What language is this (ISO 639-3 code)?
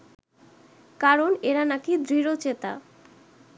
ben